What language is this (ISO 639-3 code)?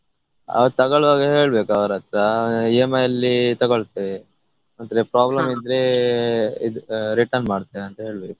kan